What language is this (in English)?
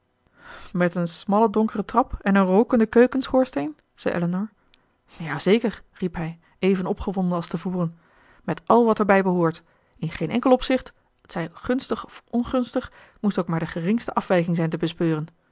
Dutch